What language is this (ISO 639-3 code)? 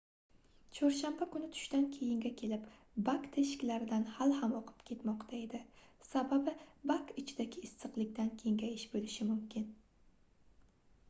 uzb